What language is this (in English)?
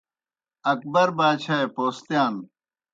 Kohistani Shina